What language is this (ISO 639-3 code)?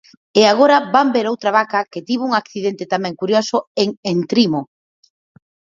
glg